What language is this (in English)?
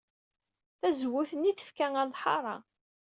Kabyle